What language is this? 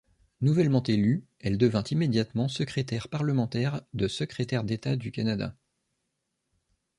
French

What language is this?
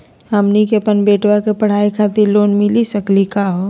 Magahi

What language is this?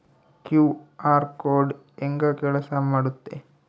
Kannada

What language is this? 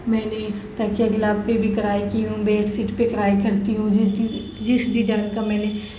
Urdu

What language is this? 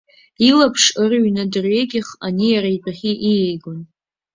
Abkhazian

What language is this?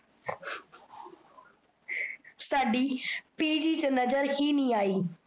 Punjabi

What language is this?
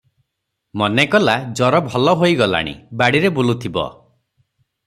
Odia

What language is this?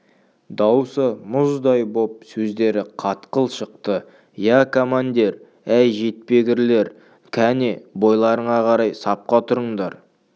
Kazakh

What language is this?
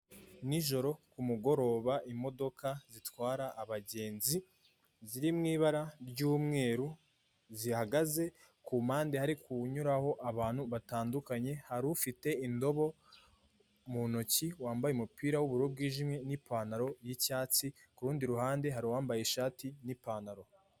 Kinyarwanda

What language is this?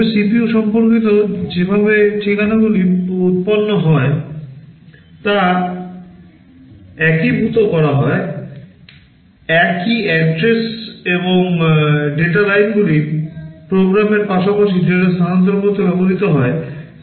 Bangla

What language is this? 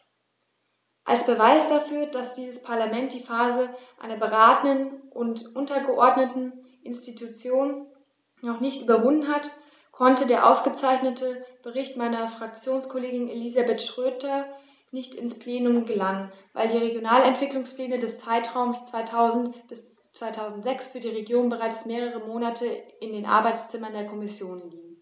German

